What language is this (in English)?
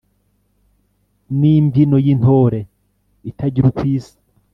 Kinyarwanda